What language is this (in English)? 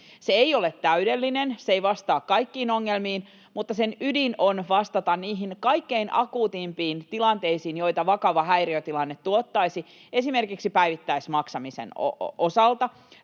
Finnish